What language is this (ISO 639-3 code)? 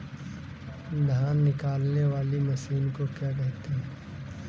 hin